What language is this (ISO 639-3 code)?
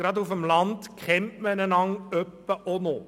gsw